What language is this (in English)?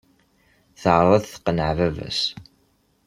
Kabyle